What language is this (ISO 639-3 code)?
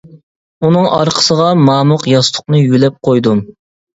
uig